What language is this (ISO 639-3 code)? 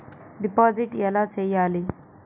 tel